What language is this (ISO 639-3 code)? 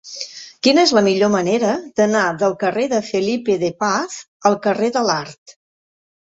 cat